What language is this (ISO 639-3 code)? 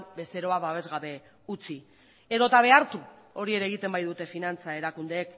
eus